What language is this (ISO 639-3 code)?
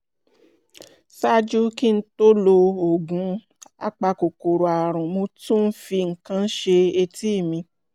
yor